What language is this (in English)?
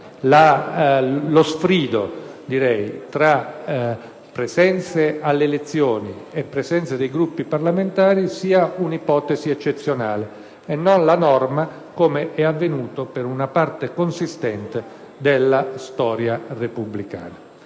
Italian